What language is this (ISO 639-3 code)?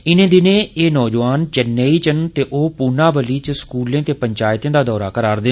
doi